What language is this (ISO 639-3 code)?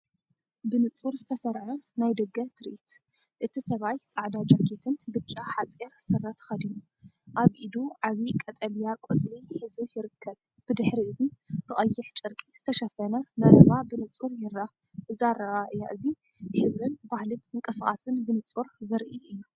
tir